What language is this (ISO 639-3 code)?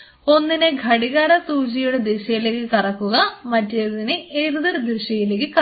mal